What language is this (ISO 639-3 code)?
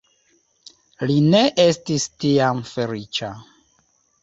epo